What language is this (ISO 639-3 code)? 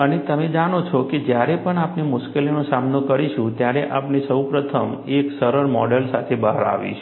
guj